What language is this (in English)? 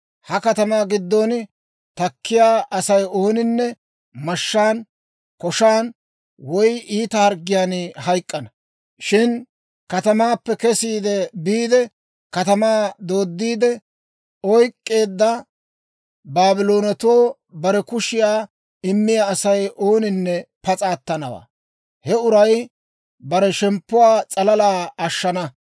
Dawro